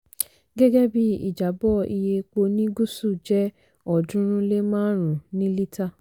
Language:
Yoruba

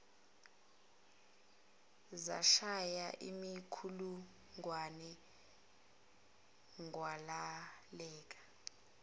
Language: Zulu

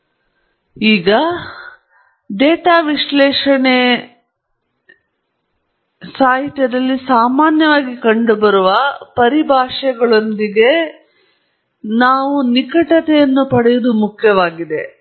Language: Kannada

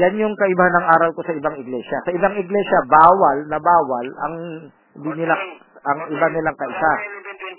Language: Filipino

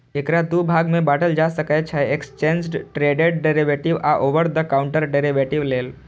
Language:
Maithili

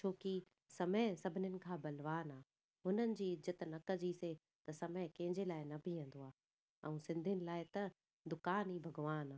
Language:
Sindhi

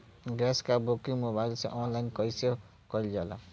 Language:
Bhojpuri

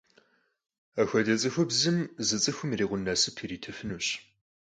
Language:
Kabardian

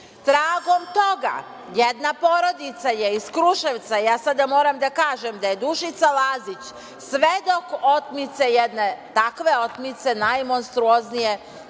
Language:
Serbian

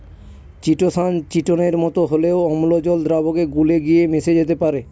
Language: Bangla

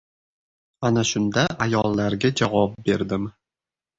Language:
Uzbek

